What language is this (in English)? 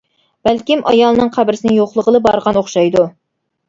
Uyghur